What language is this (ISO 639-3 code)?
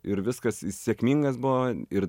lit